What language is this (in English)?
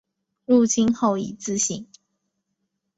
Chinese